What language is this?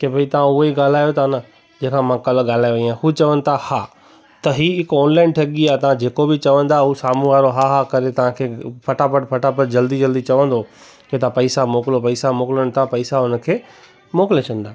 Sindhi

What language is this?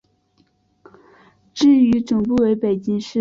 Chinese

